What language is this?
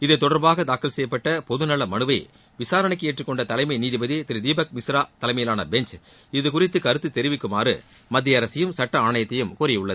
Tamil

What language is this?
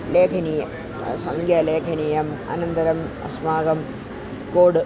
Sanskrit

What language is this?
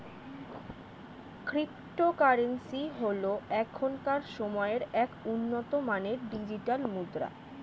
Bangla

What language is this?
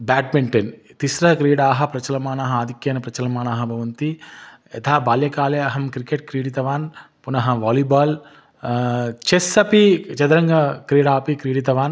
Sanskrit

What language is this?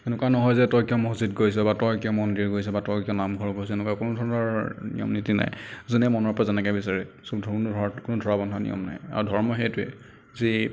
Assamese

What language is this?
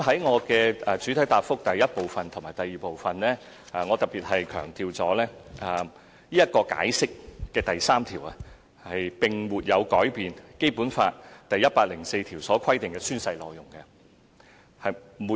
Cantonese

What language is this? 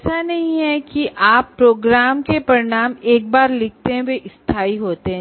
Hindi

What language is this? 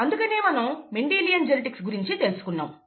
Telugu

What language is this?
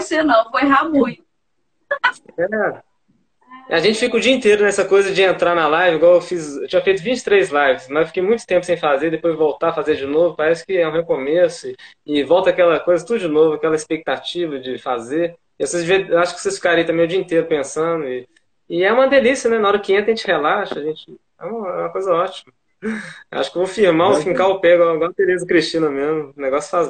Portuguese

